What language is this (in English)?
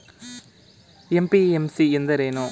Kannada